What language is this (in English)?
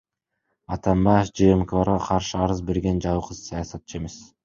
Kyrgyz